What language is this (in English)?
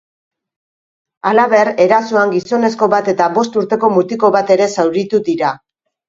Basque